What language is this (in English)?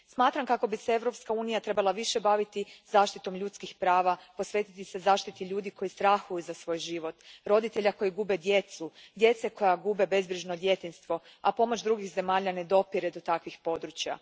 Croatian